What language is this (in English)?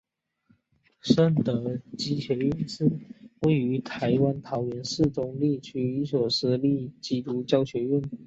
Chinese